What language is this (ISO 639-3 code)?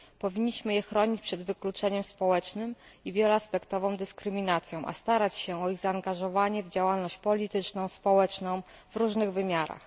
pol